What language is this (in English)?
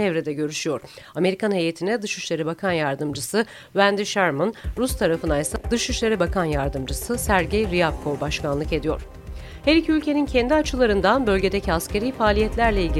Turkish